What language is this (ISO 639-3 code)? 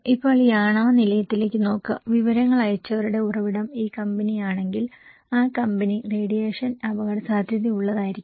mal